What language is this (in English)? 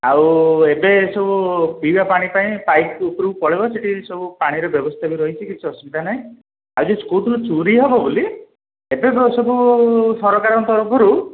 Odia